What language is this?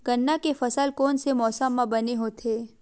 Chhattisgarhi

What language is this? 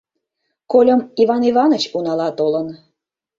Mari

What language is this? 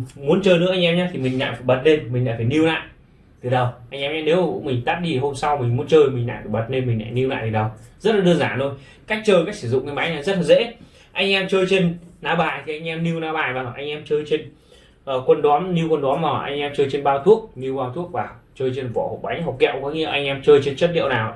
Vietnamese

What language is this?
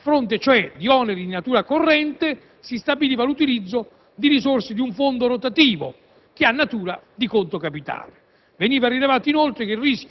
Italian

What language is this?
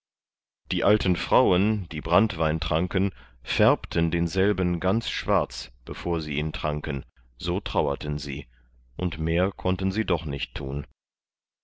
German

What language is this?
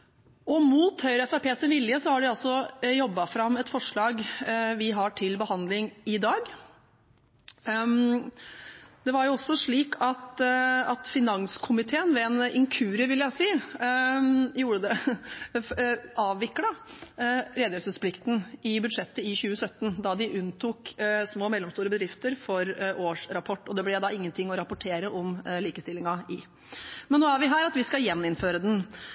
Norwegian Bokmål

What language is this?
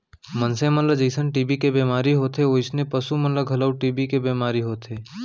Chhattisgarhi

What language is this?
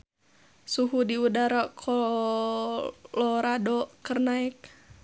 Sundanese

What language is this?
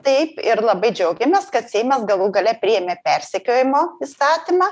Lithuanian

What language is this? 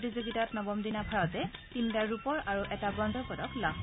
Assamese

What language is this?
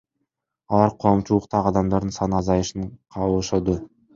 Kyrgyz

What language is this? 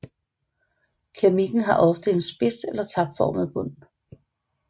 Danish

